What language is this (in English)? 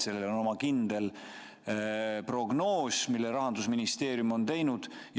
Estonian